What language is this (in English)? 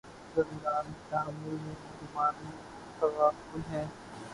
Urdu